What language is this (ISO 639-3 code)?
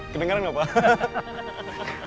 ind